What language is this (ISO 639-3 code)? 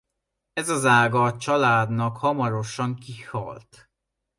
hun